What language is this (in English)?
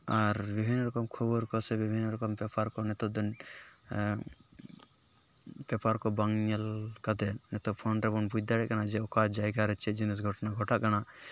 Santali